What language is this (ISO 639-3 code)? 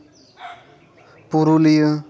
sat